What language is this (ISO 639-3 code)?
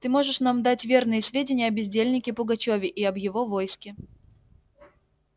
rus